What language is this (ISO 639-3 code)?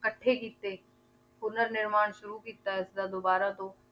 pan